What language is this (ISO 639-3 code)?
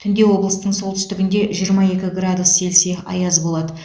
kaz